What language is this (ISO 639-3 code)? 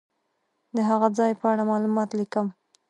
pus